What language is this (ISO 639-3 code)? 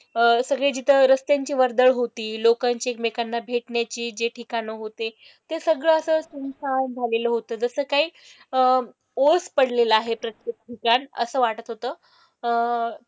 mar